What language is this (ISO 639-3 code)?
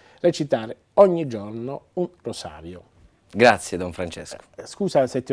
ita